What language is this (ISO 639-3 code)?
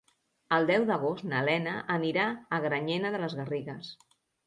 cat